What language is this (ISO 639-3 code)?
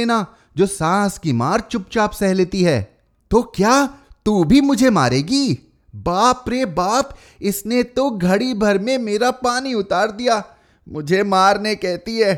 hin